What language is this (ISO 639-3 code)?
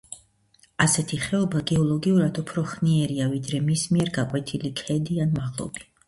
kat